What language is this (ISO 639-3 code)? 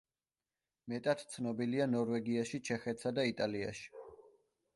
kat